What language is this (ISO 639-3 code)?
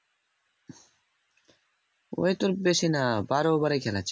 ben